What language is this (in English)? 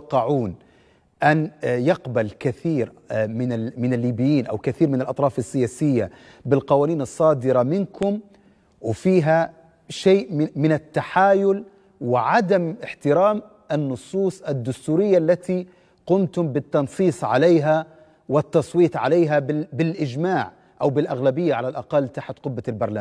Arabic